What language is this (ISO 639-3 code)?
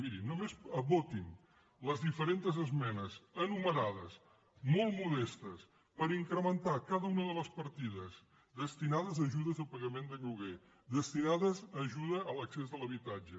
cat